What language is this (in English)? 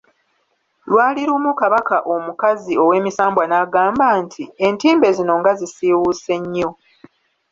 Ganda